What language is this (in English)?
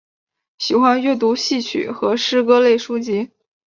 Chinese